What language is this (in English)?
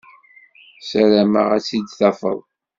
Kabyle